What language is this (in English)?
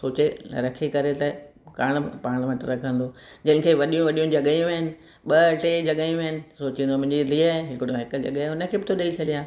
Sindhi